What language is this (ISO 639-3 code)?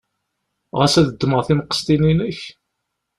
kab